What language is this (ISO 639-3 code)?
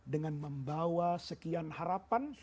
ind